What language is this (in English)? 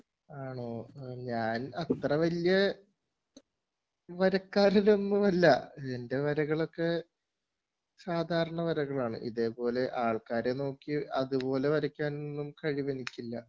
Malayalam